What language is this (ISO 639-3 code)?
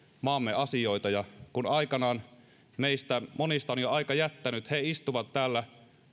fin